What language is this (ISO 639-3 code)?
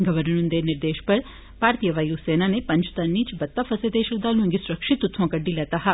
doi